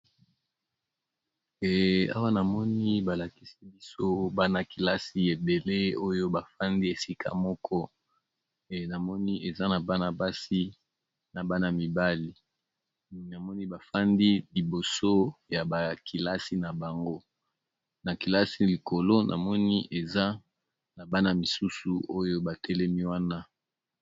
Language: Lingala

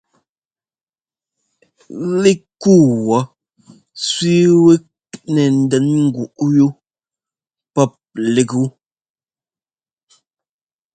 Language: Ngomba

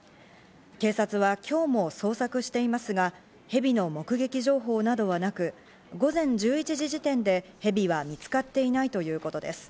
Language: Japanese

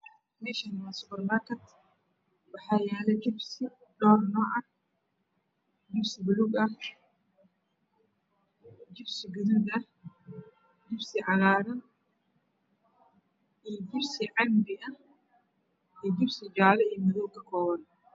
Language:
Somali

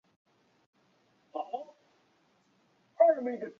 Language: Chinese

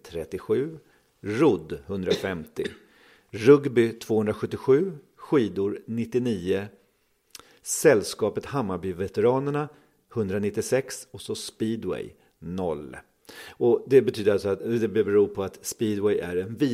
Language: Swedish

